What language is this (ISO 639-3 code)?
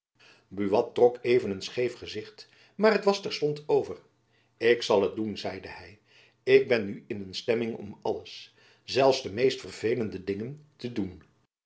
nld